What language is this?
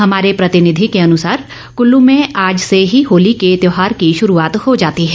Hindi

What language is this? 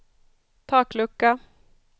Swedish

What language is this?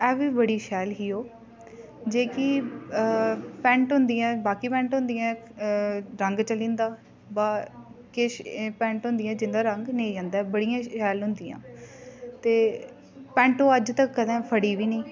Dogri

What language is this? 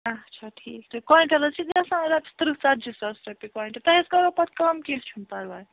Kashmiri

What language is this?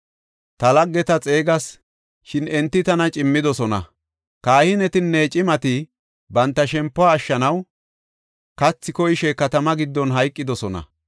Gofa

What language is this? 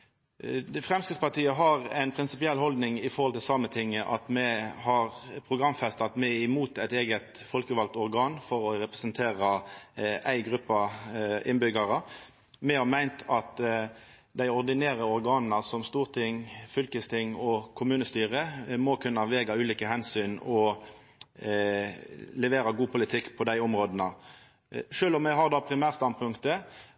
Norwegian Nynorsk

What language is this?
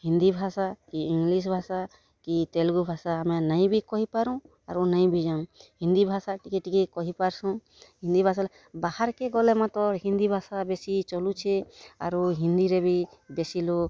Odia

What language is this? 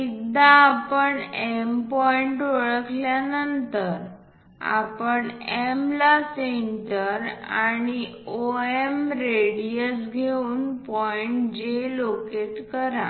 Marathi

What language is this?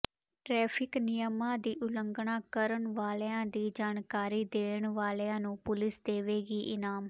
Punjabi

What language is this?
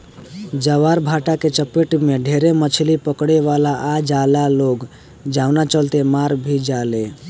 Bhojpuri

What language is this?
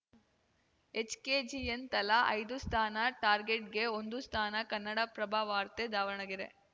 Kannada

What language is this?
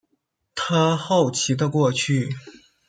Chinese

